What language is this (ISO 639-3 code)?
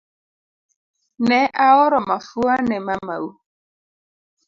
luo